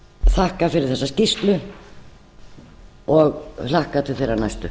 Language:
Icelandic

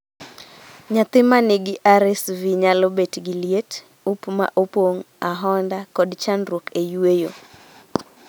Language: Luo (Kenya and Tanzania)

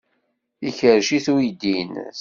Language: Kabyle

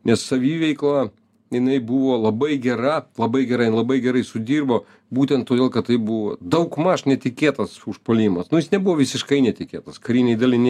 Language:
Lithuanian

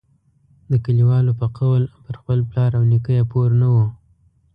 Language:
Pashto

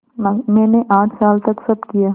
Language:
Hindi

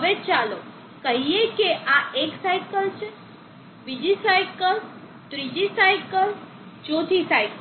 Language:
Gujarati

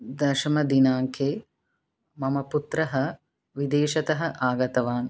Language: Sanskrit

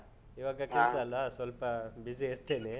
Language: Kannada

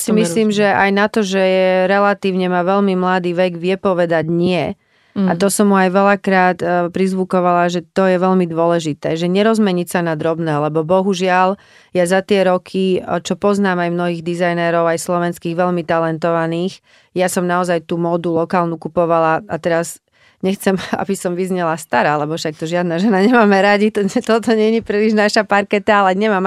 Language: Czech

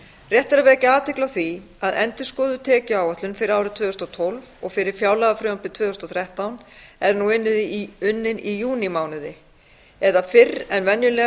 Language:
Icelandic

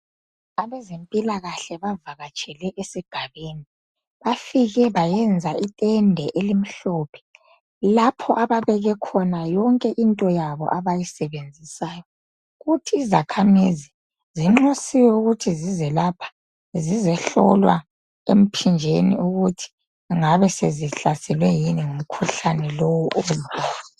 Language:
North Ndebele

